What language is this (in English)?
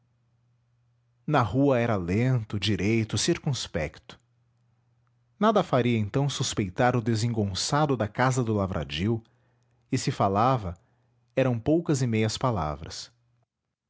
Portuguese